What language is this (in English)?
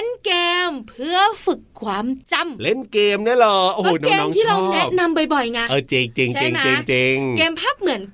Thai